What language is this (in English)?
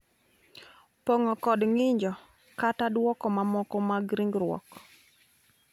Luo (Kenya and Tanzania)